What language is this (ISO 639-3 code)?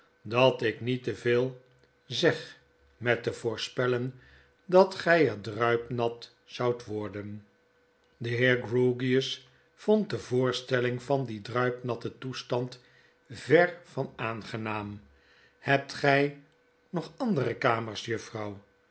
nld